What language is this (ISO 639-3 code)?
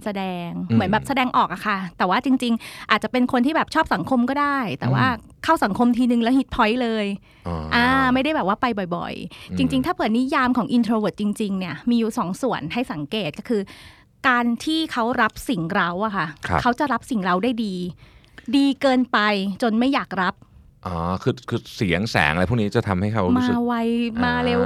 tha